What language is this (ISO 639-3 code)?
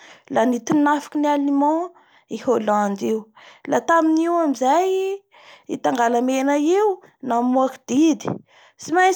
bhr